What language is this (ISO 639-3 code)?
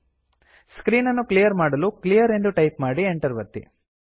kan